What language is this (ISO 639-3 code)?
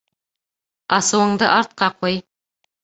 bak